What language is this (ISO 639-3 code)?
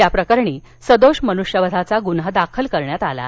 mar